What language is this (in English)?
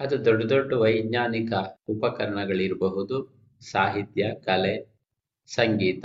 Kannada